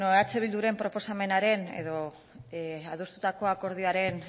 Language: Basque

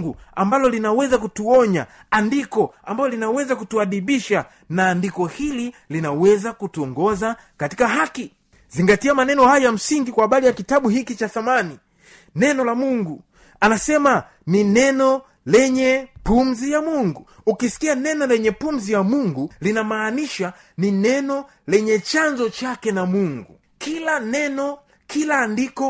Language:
Swahili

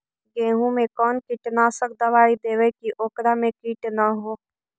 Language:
Magahi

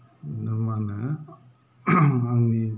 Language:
Bodo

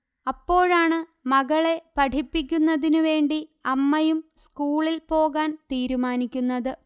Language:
Malayalam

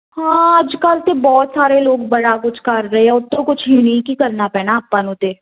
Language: Punjabi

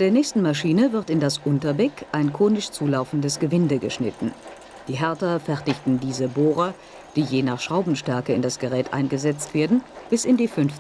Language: German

